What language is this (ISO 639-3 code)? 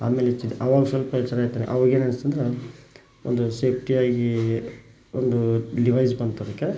kan